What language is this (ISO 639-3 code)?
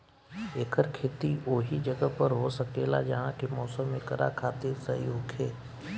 bho